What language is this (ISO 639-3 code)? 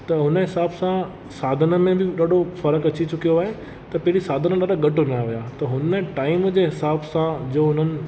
snd